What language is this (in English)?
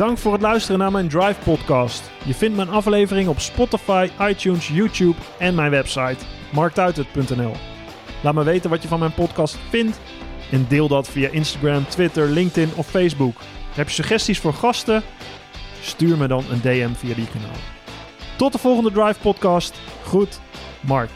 Dutch